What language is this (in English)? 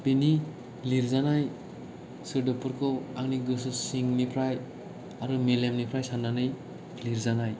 Bodo